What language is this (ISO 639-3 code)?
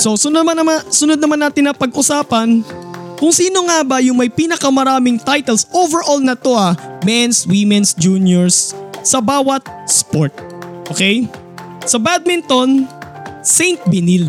fil